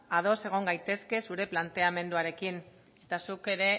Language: Basque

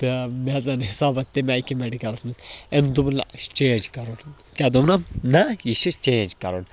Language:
Kashmiri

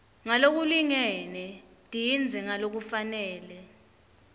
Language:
Swati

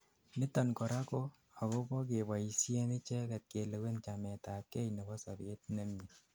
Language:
Kalenjin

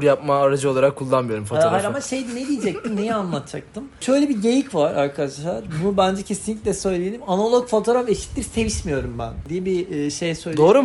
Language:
Turkish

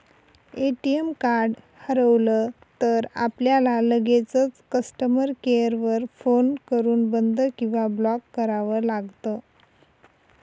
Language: Marathi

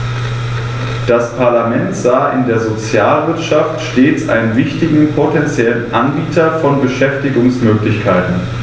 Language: German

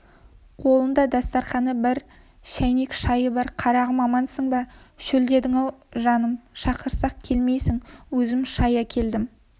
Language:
Kazakh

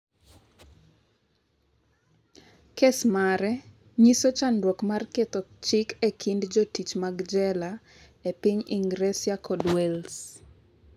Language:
Luo (Kenya and Tanzania)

